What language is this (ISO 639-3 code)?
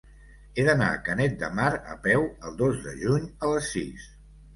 cat